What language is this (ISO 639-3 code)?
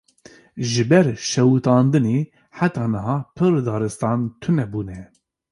kur